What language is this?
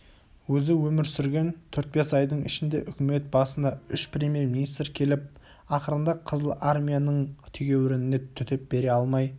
Kazakh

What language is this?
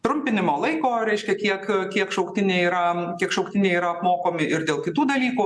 Lithuanian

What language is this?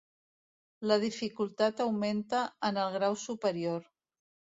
Catalan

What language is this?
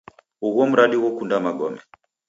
Taita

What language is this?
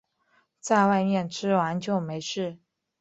Chinese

